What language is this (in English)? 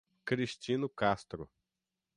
Portuguese